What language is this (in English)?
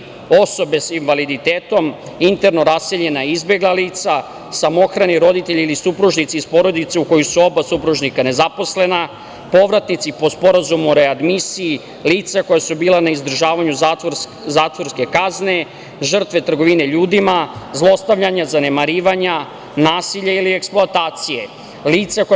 Serbian